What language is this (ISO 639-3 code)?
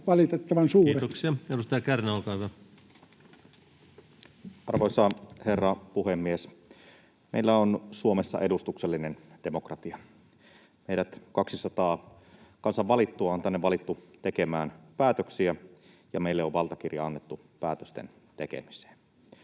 fin